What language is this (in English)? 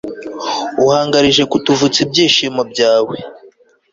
Kinyarwanda